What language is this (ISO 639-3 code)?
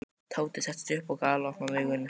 isl